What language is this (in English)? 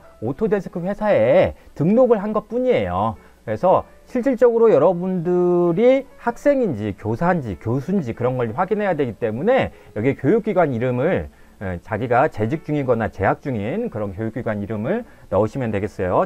Korean